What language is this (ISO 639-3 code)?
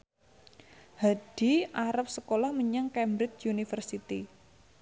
jav